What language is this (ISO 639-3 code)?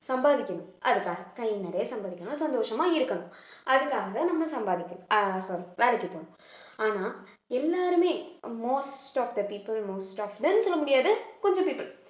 tam